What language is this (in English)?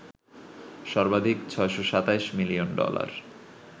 Bangla